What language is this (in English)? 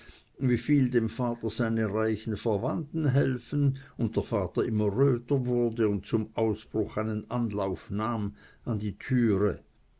German